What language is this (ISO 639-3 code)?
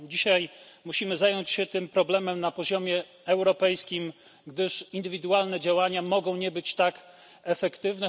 pol